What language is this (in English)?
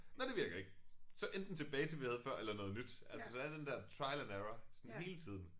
Danish